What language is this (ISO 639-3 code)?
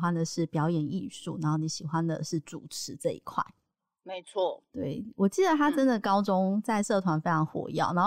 zho